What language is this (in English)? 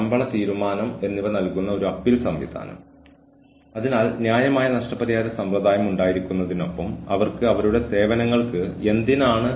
Malayalam